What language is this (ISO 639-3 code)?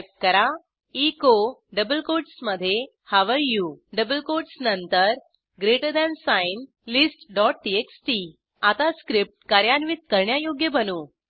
mar